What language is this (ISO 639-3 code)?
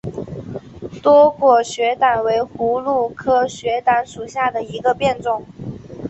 zho